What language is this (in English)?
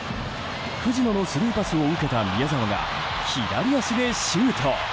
Japanese